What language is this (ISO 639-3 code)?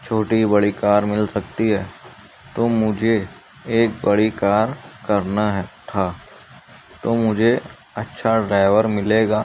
urd